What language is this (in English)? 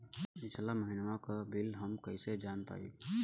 Bhojpuri